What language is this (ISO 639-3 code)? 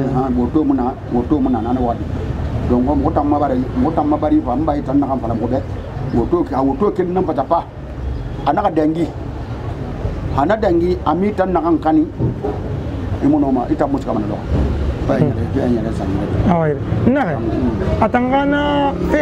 ron